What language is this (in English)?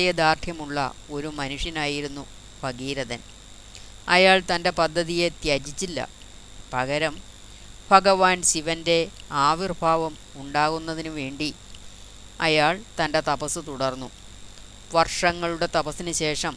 Malayalam